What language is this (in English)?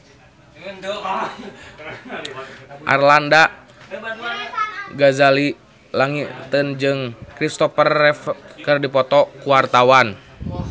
Sundanese